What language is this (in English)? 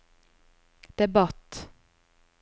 Norwegian